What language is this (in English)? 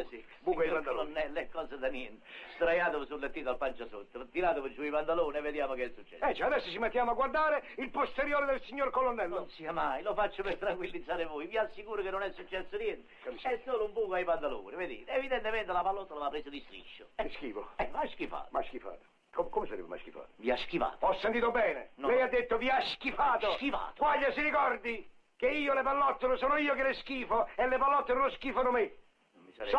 Italian